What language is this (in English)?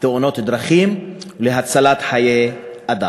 Hebrew